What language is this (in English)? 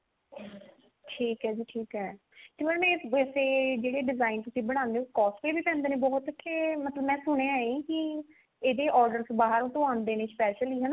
Punjabi